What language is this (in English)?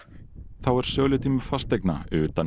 Icelandic